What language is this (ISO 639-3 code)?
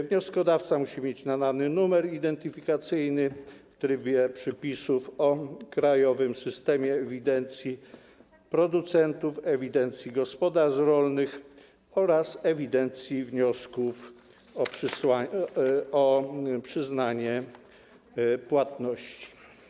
pol